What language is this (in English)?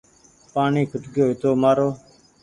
Goaria